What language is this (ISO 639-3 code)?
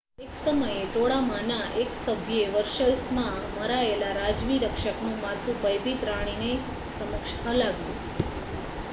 guj